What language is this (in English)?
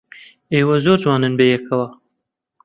Central Kurdish